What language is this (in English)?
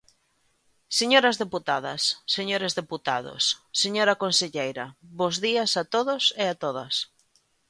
Galician